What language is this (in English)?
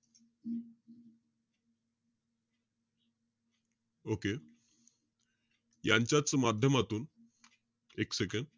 Marathi